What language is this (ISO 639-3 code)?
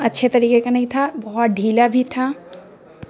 urd